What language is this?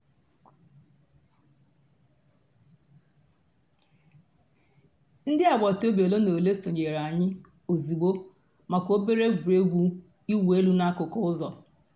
Igbo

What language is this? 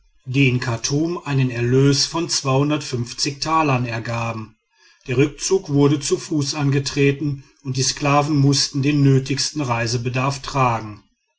German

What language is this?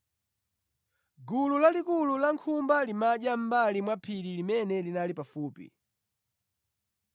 Nyanja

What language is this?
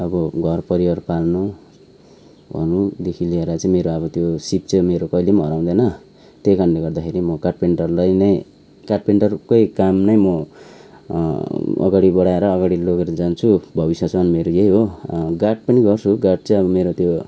Nepali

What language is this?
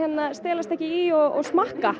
Icelandic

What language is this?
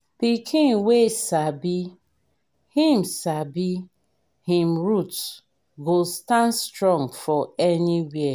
Nigerian Pidgin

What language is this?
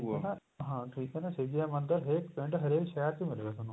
Punjabi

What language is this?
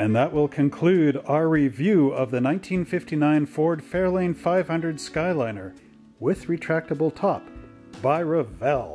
English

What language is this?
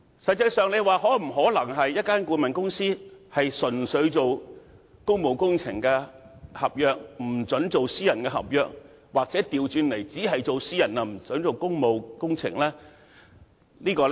Cantonese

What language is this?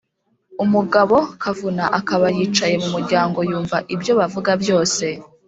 Kinyarwanda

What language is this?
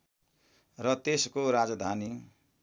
Nepali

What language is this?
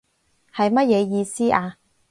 Cantonese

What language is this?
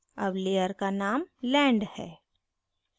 Hindi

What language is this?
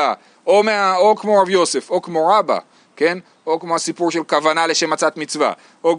Hebrew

